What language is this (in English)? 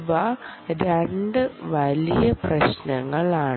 Malayalam